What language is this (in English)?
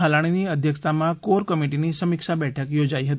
Gujarati